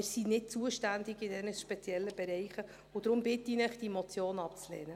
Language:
Swiss German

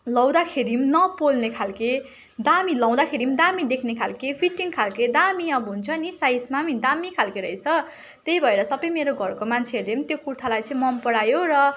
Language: Nepali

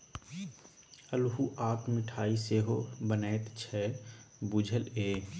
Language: Maithili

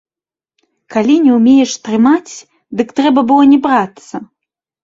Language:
Belarusian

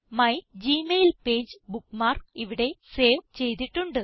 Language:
Malayalam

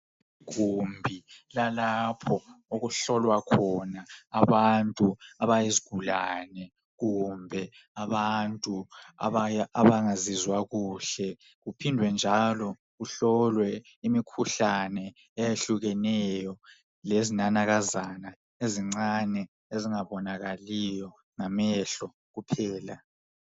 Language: North Ndebele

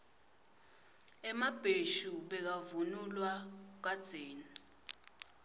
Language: Swati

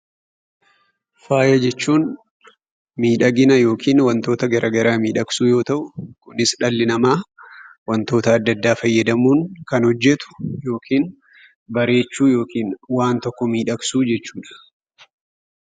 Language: Oromo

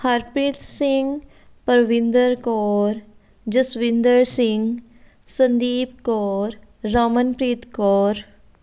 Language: Punjabi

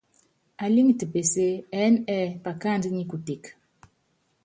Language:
Yangben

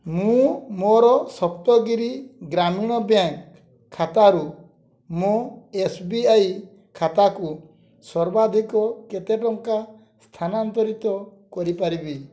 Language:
Odia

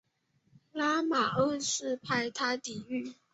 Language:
Chinese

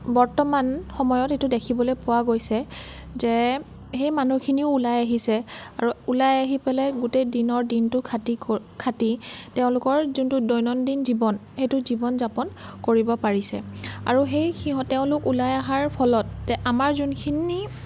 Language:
Assamese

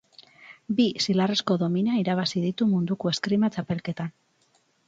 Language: Basque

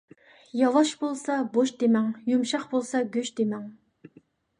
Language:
Uyghur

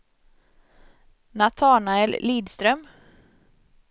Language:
Swedish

